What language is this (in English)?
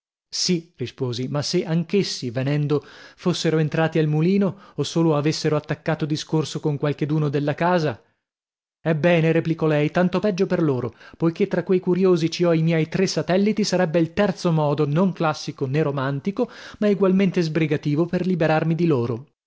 Italian